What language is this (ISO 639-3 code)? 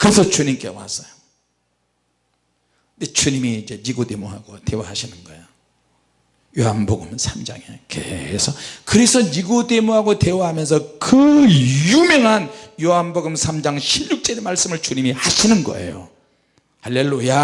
kor